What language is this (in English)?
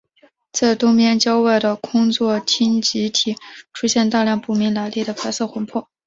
Chinese